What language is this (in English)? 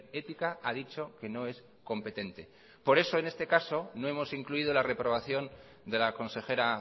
Spanish